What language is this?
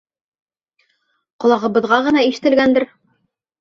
Bashkir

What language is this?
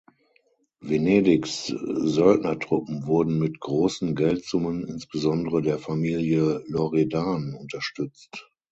German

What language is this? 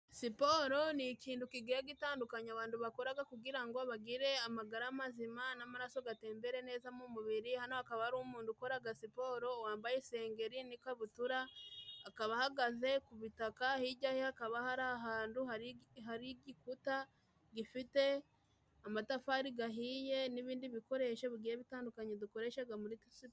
Kinyarwanda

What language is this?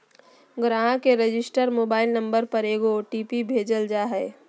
Magahi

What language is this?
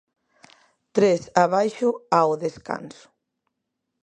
Galician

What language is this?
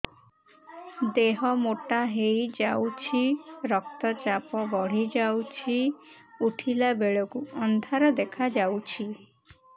Odia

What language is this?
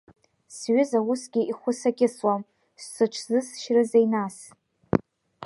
Abkhazian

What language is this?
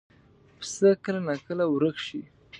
Pashto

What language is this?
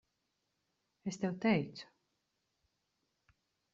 Latvian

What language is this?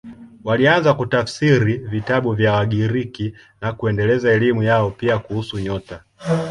Swahili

